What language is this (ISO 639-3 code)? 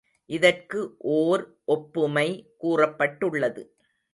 tam